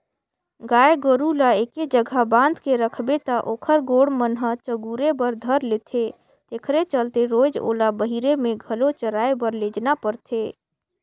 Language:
Chhattisgarhi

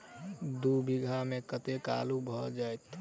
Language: Maithili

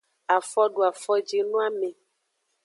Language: Aja (Benin)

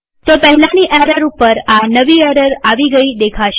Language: Gujarati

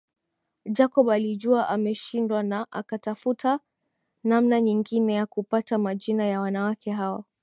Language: Swahili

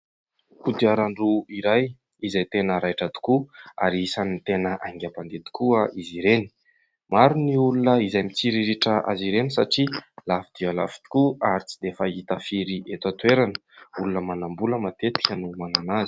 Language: Malagasy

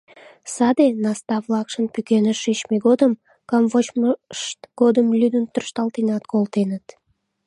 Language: Mari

